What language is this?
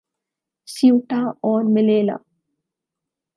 Urdu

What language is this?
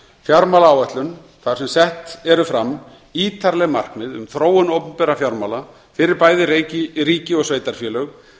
Icelandic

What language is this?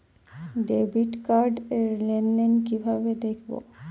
Bangla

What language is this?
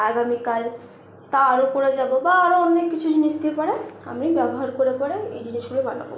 Bangla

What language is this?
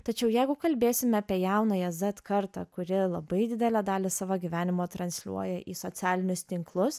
Lithuanian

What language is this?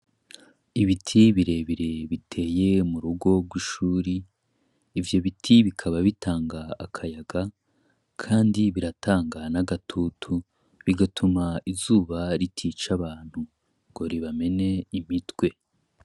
Rundi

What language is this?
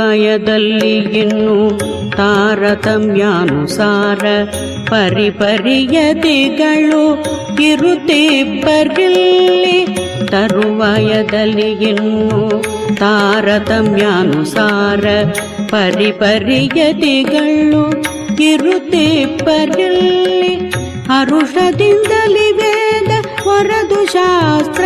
Kannada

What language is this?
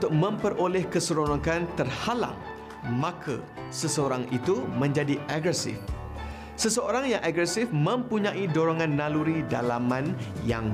Malay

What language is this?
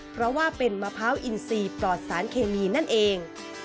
Thai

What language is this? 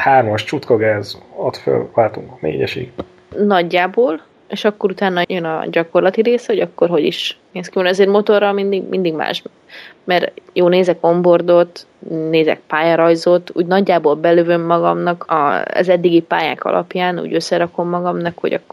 Hungarian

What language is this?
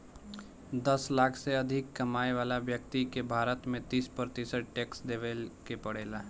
Bhojpuri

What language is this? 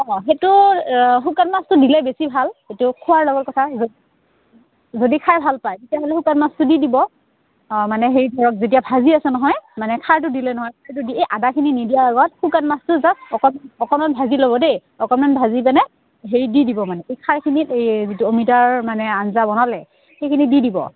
Assamese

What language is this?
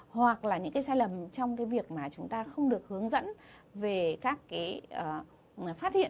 Vietnamese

